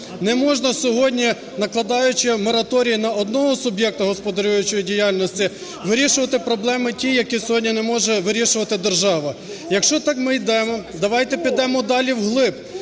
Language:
Ukrainian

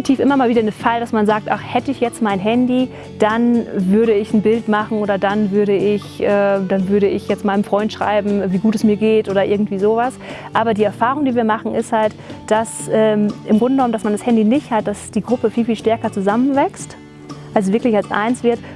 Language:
German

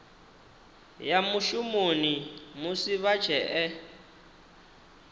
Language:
Venda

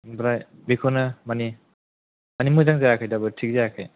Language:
Bodo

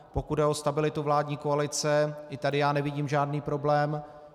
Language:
Czech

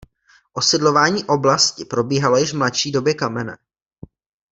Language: Czech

